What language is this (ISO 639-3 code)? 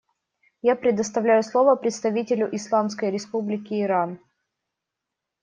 rus